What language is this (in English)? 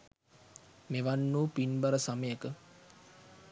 Sinhala